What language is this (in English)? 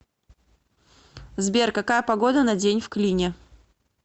Russian